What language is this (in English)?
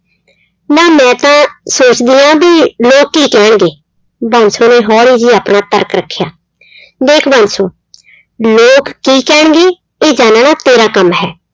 Punjabi